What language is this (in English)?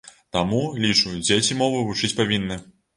Belarusian